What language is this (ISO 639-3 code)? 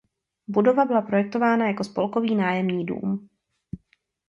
ces